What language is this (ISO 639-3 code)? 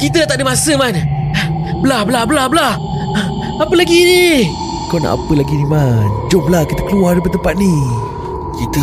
msa